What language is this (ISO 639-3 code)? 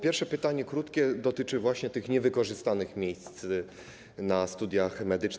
pol